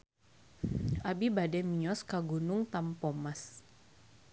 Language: Sundanese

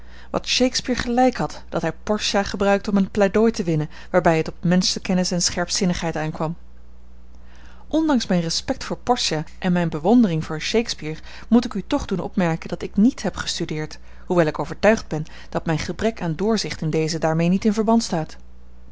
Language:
Dutch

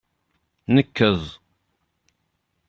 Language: Kabyle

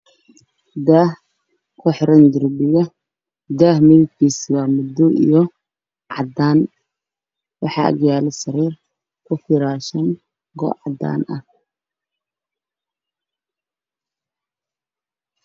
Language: Somali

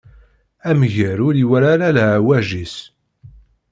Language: Kabyle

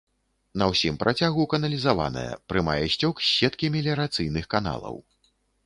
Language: Belarusian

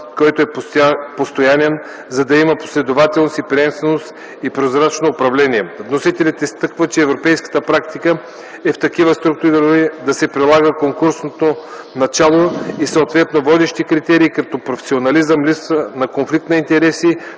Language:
Bulgarian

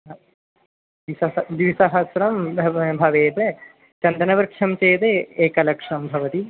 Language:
Sanskrit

